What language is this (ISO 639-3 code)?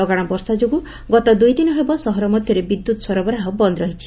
ori